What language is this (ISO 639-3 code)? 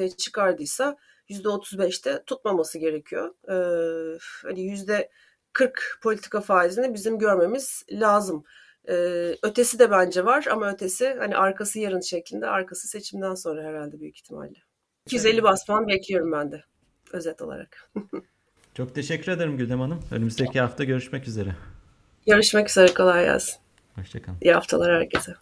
tur